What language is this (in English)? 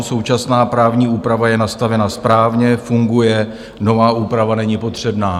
Czech